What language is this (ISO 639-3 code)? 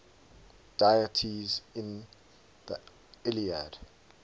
eng